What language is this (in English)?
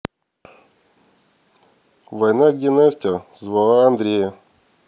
Russian